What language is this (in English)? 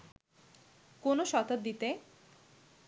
Bangla